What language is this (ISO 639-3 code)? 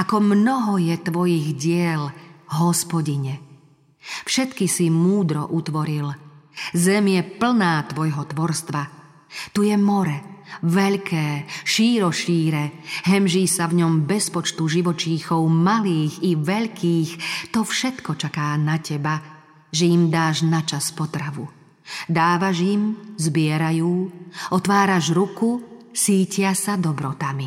slk